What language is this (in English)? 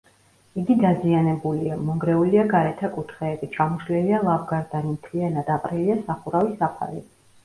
Georgian